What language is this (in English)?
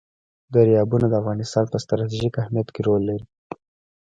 Pashto